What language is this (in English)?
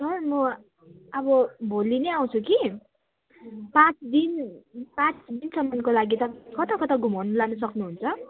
Nepali